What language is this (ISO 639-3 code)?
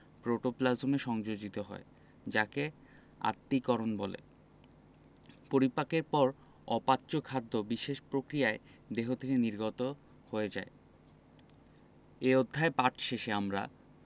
ben